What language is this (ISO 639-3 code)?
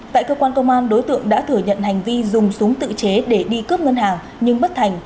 vie